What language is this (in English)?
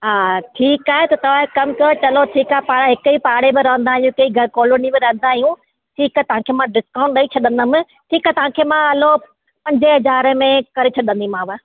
Sindhi